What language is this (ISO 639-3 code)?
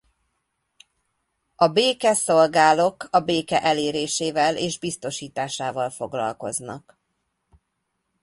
hun